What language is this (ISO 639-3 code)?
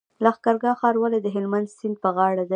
pus